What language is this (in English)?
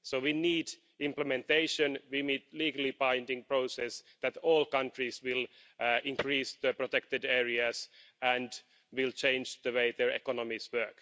English